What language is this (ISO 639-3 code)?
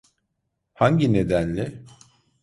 tur